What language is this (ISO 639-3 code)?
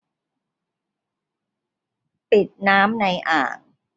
tha